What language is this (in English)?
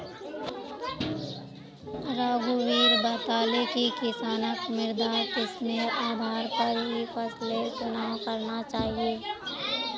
Magahi